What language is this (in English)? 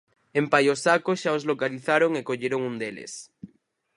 Galician